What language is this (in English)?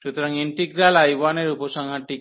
Bangla